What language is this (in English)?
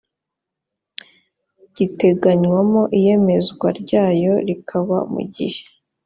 Kinyarwanda